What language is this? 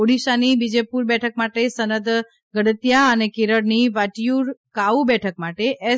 Gujarati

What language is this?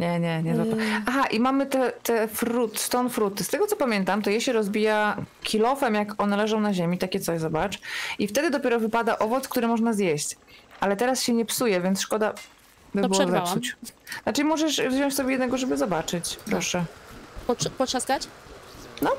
Polish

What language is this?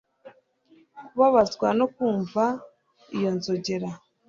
Kinyarwanda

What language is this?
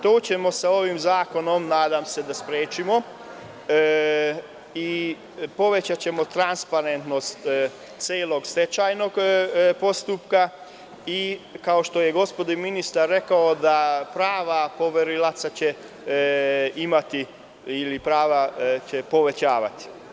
Serbian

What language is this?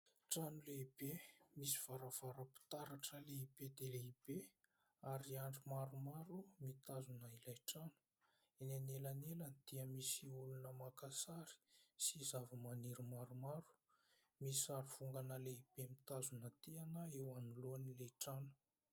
Malagasy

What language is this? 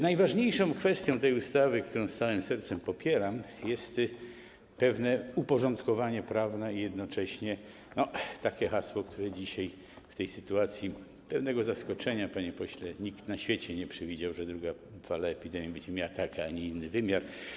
Polish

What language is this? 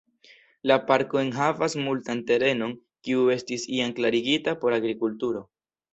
Esperanto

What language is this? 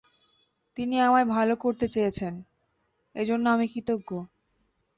Bangla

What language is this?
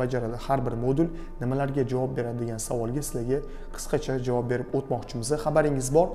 Turkish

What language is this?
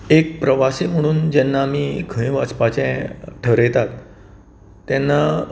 Konkani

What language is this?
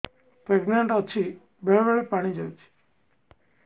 Odia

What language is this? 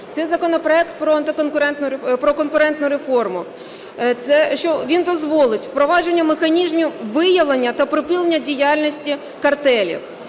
Ukrainian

